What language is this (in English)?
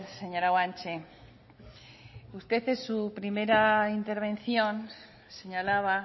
Spanish